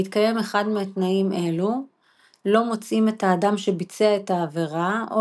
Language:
Hebrew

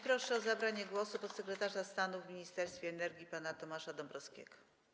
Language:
Polish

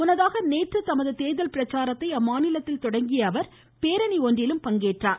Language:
Tamil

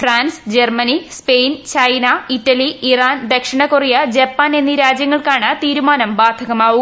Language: Malayalam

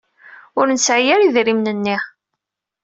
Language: Kabyle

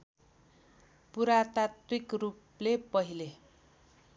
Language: Nepali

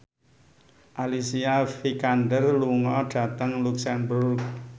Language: Javanese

